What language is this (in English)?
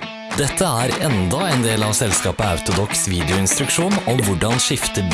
Norwegian